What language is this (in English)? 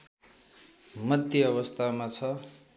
Nepali